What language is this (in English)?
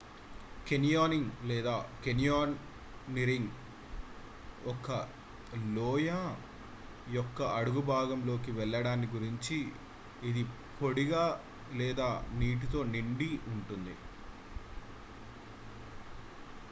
Telugu